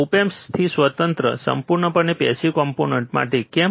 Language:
Gujarati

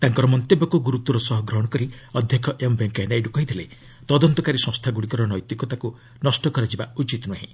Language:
Odia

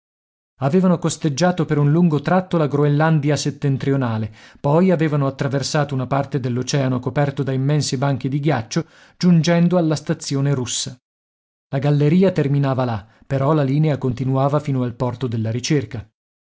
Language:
Italian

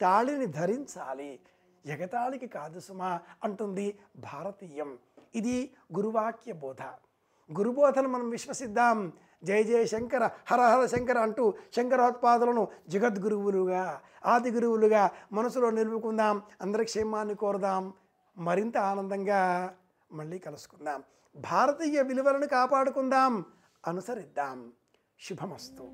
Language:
Telugu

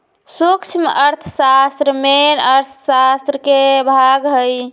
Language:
Magahi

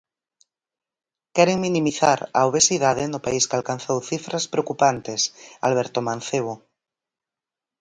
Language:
Galician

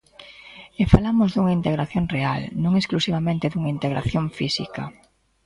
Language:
Galician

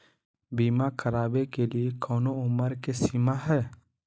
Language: Magahi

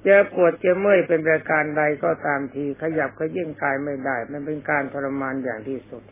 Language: Thai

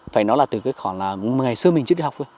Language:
Vietnamese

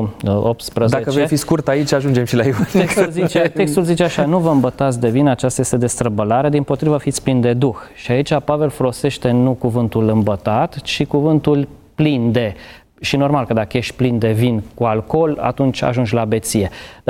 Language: Romanian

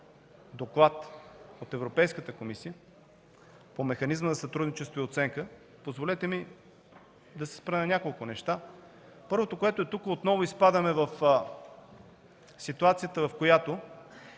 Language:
Bulgarian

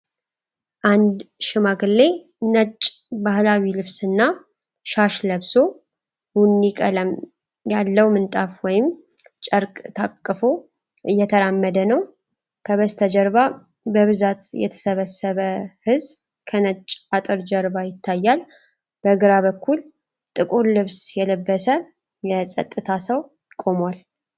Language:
Amharic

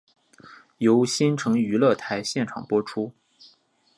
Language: Chinese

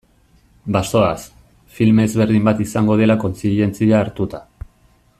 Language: Basque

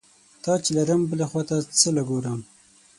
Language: Pashto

